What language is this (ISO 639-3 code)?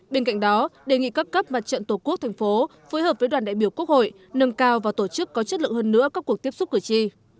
vie